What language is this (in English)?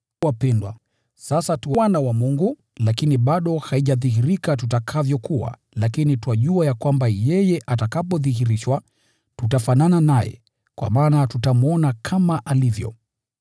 Swahili